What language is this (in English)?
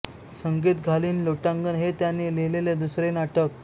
Marathi